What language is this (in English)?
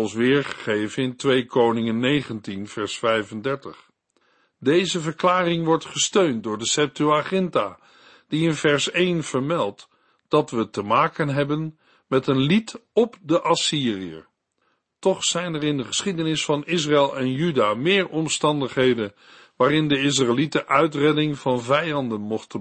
Dutch